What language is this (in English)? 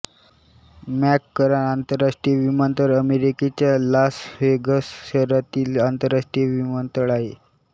Marathi